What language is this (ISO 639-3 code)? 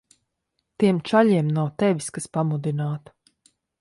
lav